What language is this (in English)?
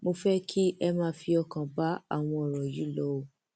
Yoruba